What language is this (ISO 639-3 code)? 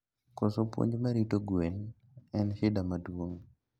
luo